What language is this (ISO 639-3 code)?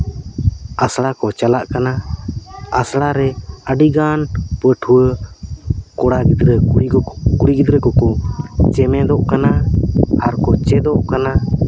sat